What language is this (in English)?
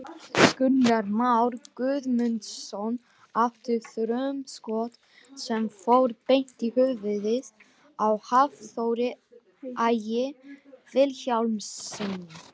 Icelandic